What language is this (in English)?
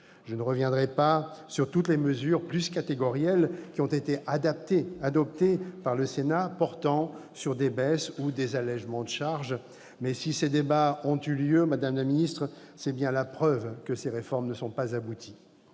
French